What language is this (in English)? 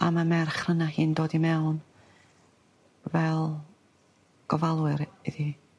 Welsh